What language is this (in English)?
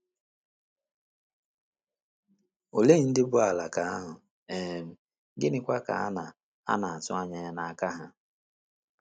Igbo